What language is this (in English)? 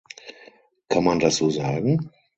German